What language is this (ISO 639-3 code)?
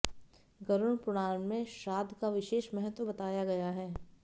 hin